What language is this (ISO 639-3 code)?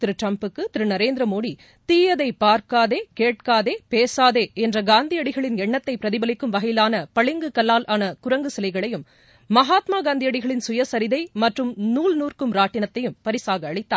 tam